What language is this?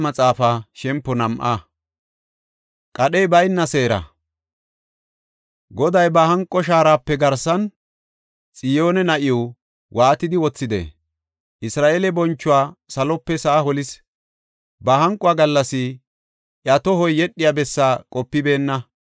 Gofa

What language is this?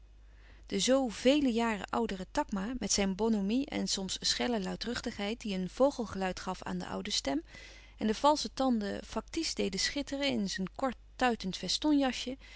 Dutch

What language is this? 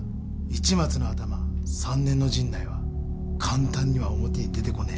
Japanese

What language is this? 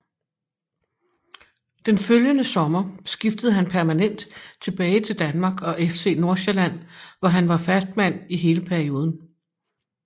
Danish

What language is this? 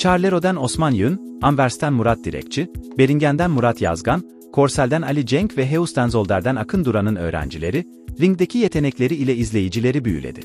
Turkish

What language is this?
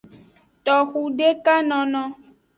Aja (Benin)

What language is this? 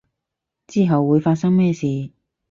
Cantonese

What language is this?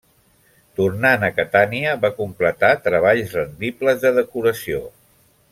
Catalan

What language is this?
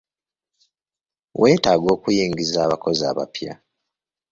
Ganda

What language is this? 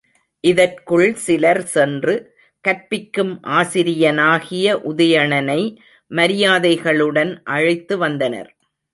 Tamil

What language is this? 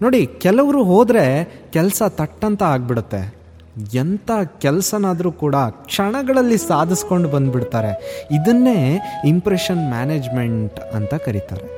Kannada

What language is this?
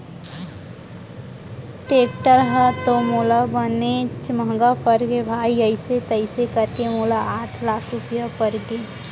Chhattisgarhi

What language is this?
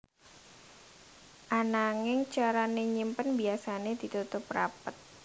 Javanese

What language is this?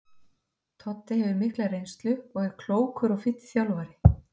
Icelandic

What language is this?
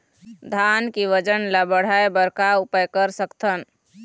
Chhattisgarhi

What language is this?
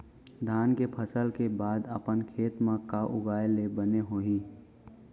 Chhattisgarhi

